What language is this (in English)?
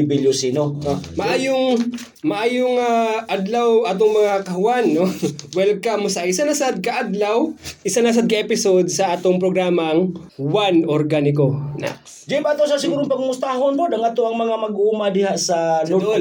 Filipino